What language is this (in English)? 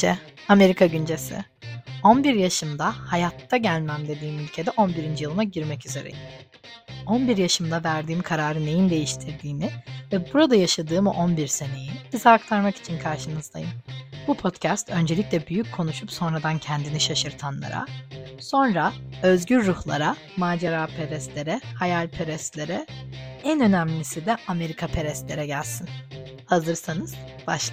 Turkish